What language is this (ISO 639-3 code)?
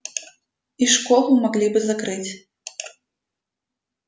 rus